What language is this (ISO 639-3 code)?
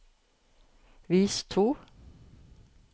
nor